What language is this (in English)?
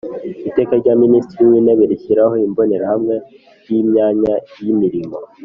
Kinyarwanda